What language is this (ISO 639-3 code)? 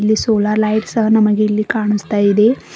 kan